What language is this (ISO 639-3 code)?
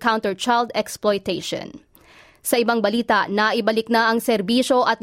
fil